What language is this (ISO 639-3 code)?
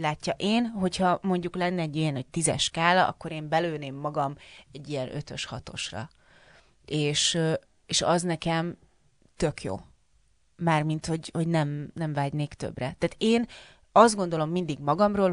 hun